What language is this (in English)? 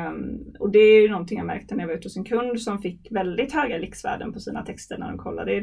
Swedish